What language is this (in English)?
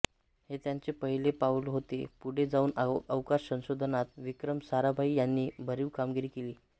Marathi